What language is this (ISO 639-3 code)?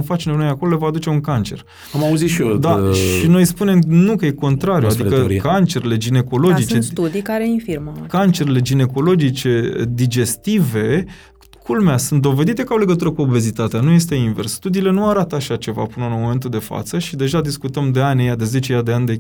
ron